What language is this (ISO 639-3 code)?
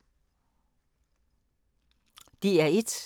dan